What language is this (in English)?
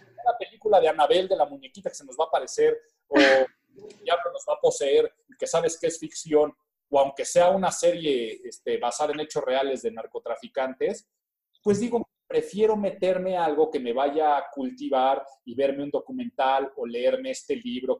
Spanish